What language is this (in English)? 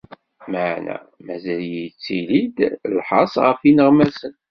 Kabyle